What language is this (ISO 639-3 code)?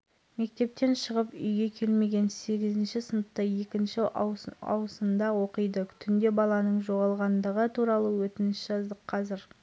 kaz